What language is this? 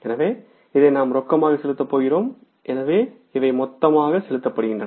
Tamil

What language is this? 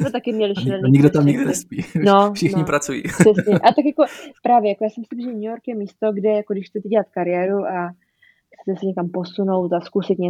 Czech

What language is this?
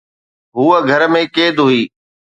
Sindhi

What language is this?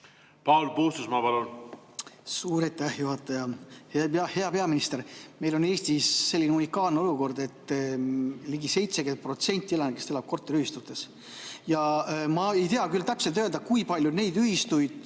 Estonian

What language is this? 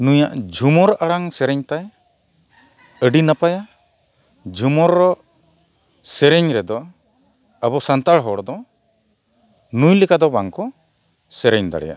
Santali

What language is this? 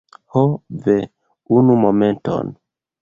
Esperanto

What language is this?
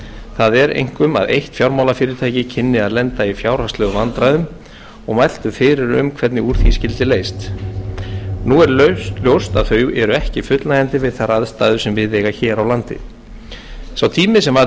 Icelandic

